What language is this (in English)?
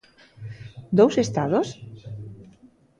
Galician